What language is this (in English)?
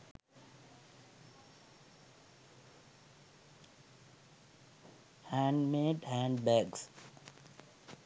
Sinhala